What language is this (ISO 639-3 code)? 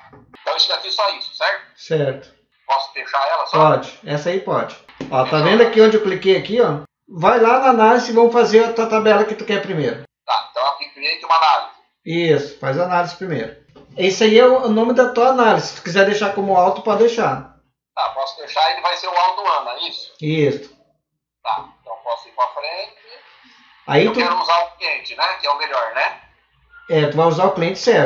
por